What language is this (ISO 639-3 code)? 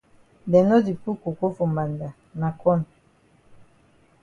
wes